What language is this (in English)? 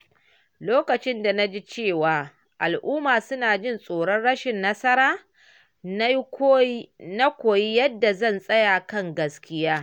Hausa